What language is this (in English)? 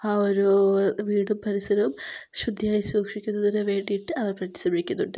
Malayalam